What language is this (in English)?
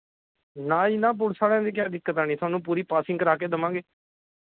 Punjabi